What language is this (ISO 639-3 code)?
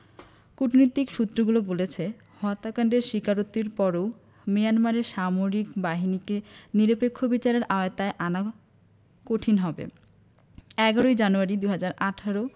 ben